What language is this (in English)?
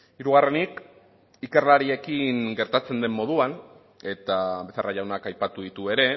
Basque